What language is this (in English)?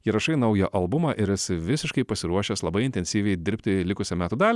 Lithuanian